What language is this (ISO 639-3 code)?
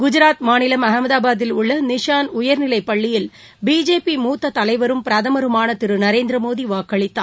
tam